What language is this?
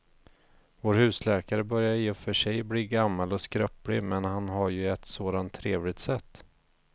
Swedish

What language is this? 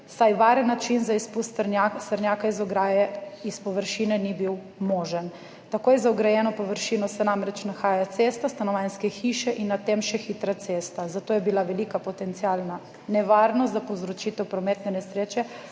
Slovenian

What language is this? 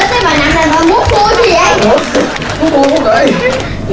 Vietnamese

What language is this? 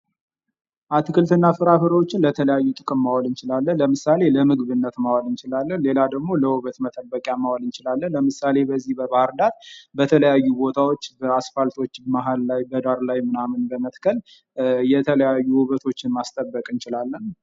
Amharic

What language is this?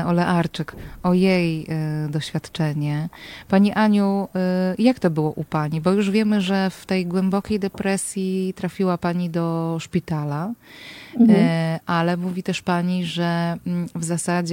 Polish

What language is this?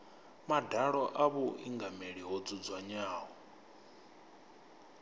Venda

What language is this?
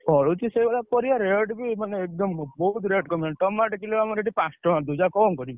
Odia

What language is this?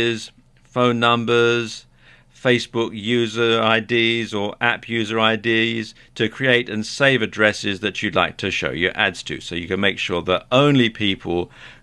English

